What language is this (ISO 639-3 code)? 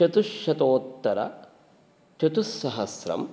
san